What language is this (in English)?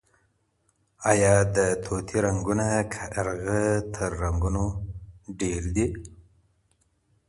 Pashto